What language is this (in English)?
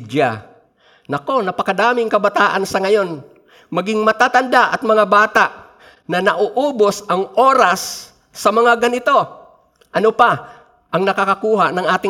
Filipino